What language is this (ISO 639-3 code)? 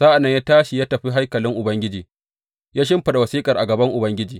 hau